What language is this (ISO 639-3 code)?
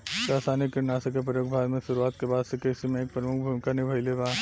bho